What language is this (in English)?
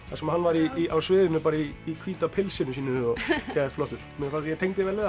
Icelandic